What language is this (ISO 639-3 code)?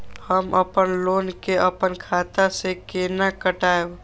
mai